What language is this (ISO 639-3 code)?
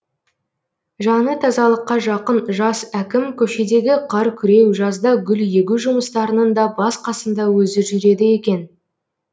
kaz